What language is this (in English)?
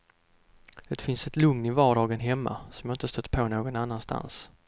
Swedish